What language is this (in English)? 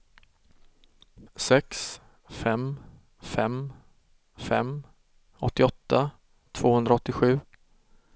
Swedish